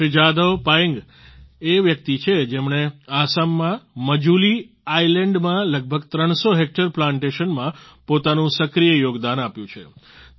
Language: Gujarati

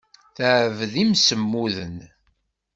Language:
Kabyle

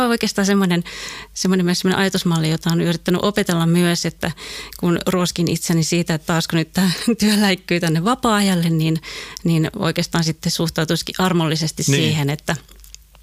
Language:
Finnish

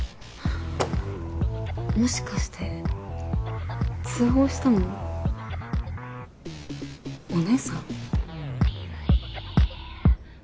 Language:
Japanese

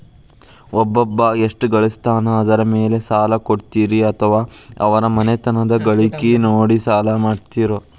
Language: Kannada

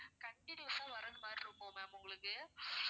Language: Tamil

